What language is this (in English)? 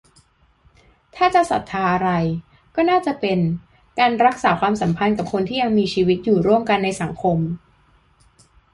Thai